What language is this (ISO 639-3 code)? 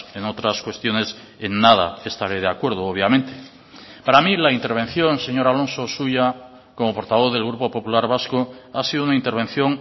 spa